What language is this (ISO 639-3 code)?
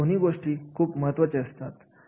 mar